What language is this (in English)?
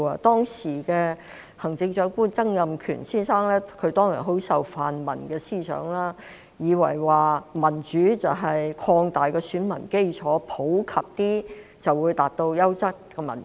Cantonese